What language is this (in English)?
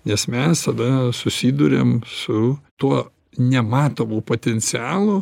Lithuanian